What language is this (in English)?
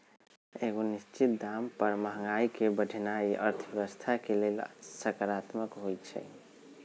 Magahi